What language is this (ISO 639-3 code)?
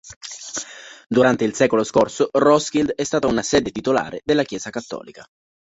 ita